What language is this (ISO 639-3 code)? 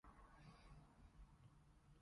yue